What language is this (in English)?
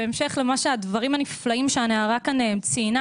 Hebrew